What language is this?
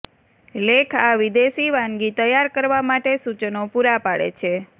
Gujarati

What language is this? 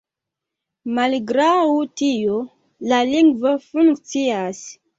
Esperanto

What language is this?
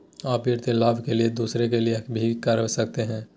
Magahi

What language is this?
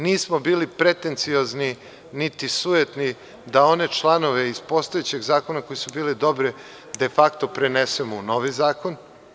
Serbian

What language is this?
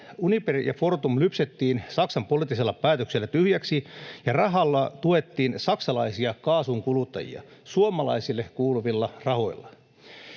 Finnish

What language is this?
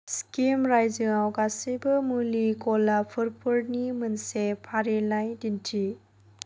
Bodo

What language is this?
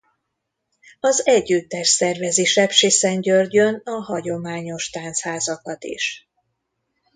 Hungarian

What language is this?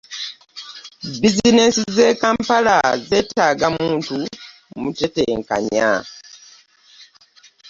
Ganda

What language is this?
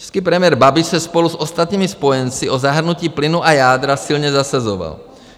Czech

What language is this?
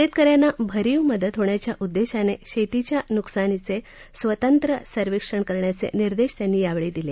Marathi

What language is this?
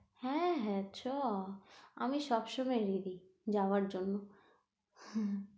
Bangla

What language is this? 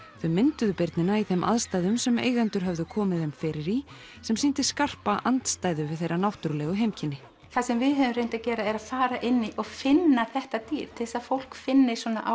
Icelandic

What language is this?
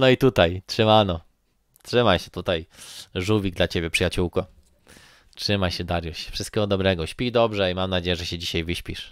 Polish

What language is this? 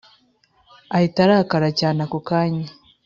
Kinyarwanda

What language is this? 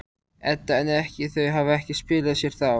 Icelandic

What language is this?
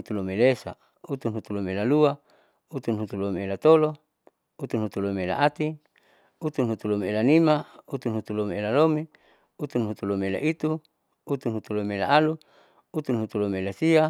Saleman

